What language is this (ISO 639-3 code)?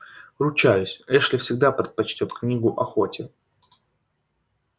rus